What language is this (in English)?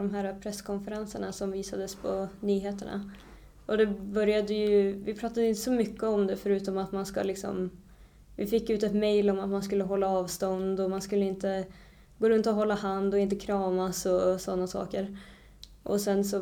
Swedish